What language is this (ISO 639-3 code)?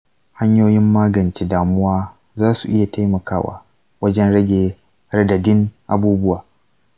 hau